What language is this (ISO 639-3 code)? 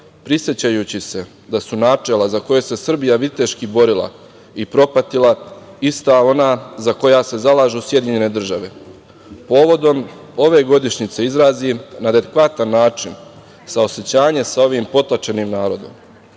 srp